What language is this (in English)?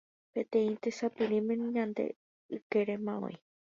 Guarani